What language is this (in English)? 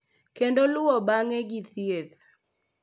Luo (Kenya and Tanzania)